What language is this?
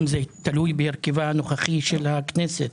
Hebrew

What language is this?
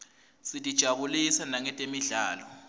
Swati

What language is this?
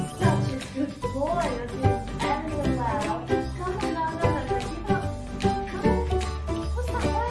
English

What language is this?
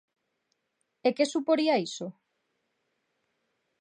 Galician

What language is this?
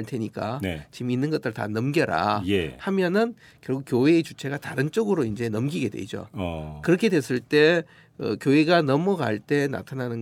Korean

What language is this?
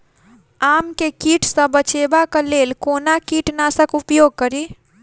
Maithili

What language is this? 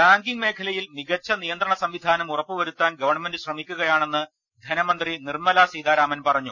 Malayalam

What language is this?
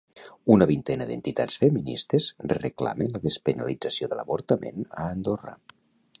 Catalan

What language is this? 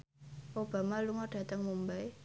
Javanese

